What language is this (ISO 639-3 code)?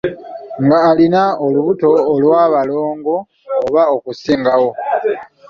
lug